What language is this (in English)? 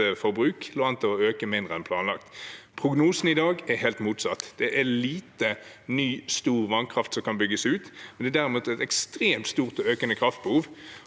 Norwegian